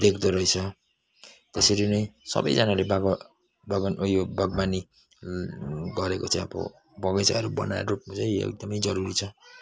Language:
Nepali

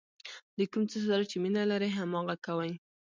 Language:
Pashto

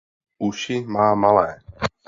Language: Czech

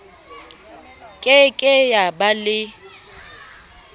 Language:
Southern Sotho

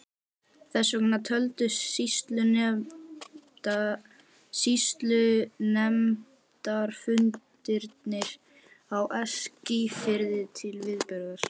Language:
Icelandic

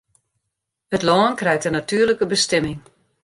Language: Western Frisian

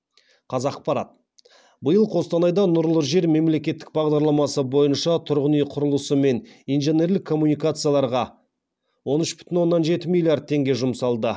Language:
Kazakh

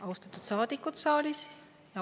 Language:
Estonian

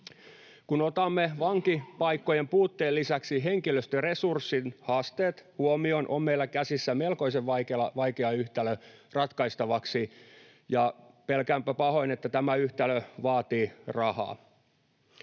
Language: Finnish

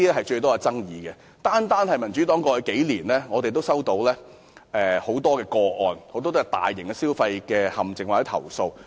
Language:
Cantonese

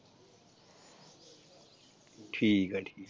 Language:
Punjabi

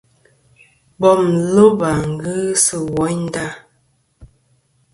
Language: Kom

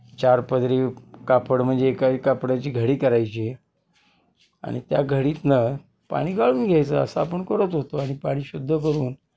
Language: Marathi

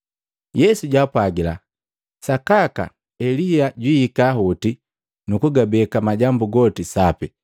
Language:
Matengo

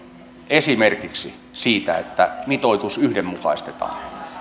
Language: Finnish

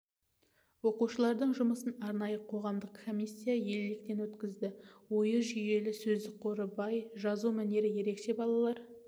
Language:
Kazakh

